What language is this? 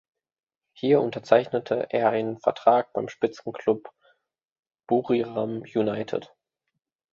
German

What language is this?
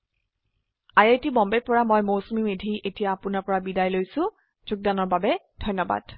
Assamese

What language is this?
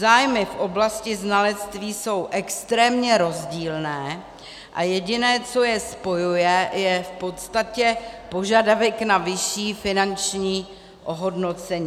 Czech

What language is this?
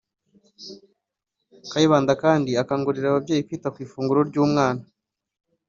Kinyarwanda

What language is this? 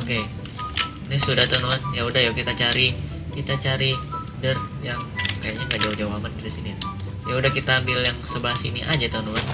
Indonesian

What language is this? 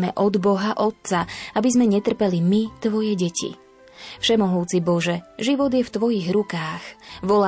Slovak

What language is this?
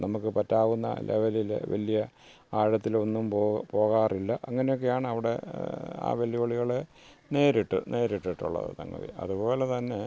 Malayalam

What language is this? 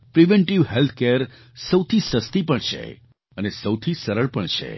Gujarati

